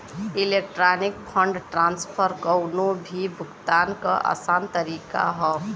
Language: Bhojpuri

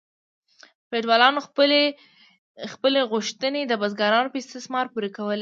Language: Pashto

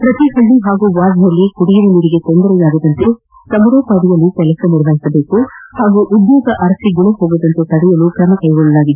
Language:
Kannada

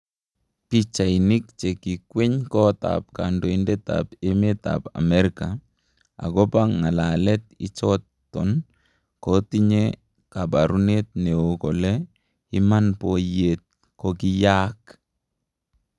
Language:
Kalenjin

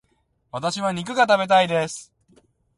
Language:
Japanese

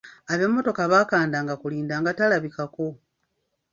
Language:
Ganda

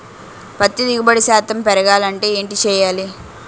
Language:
Telugu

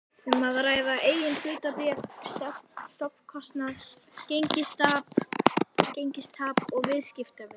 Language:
Icelandic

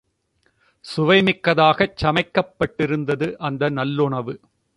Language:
Tamil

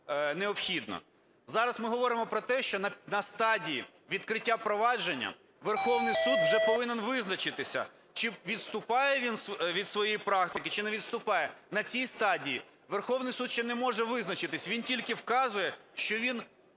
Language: Ukrainian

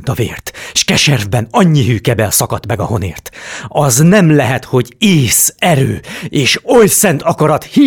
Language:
Hungarian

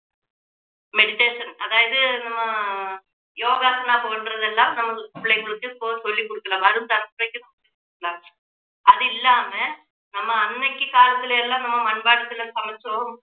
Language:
Tamil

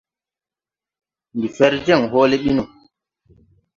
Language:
Tupuri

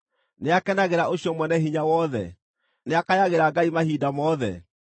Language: Kikuyu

